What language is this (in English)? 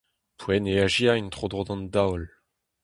Breton